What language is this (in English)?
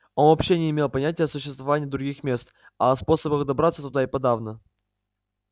Russian